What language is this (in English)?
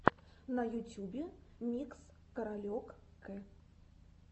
Russian